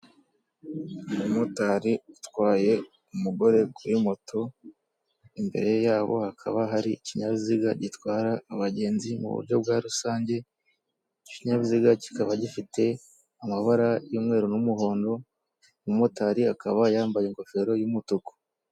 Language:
Kinyarwanda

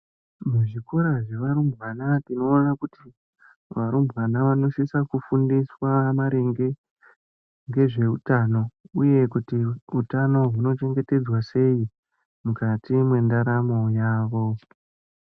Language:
Ndau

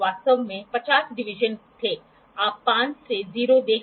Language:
Hindi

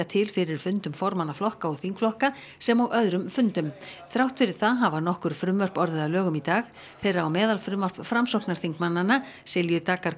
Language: Icelandic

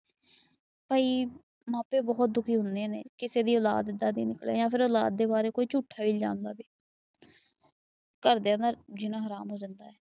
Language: Punjabi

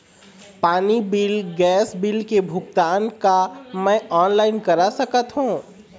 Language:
Chhattisgarhi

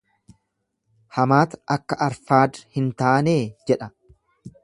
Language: Oromo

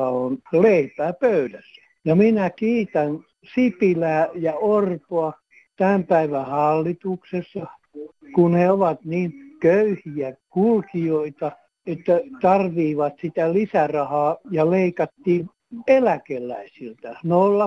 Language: Finnish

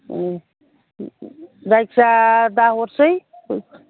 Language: Bodo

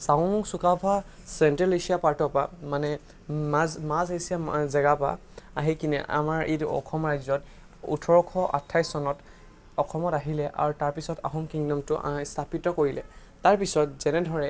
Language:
Assamese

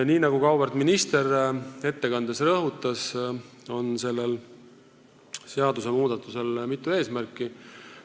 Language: Estonian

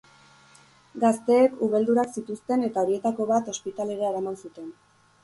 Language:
Basque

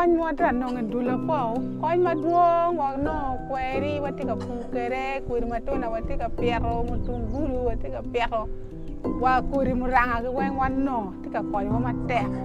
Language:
Thai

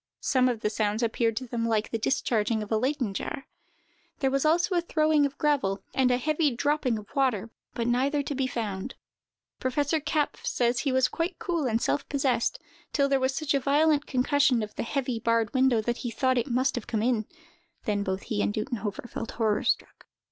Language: English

